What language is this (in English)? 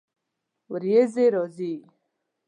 Pashto